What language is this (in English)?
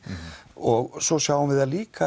Icelandic